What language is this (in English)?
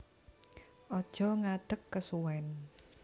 Javanese